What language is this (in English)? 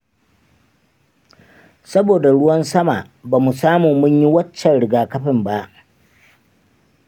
Hausa